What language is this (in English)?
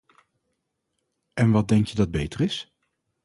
Dutch